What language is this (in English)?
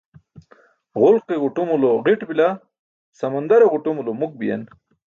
Burushaski